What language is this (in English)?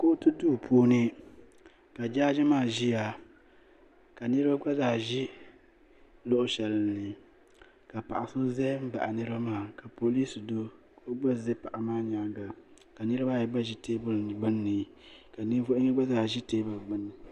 Dagbani